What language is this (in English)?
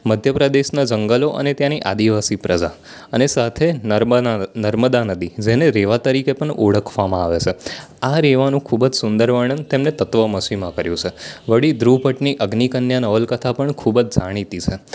Gujarati